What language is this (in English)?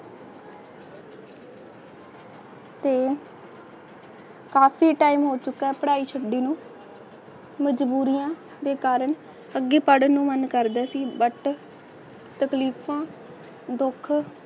Punjabi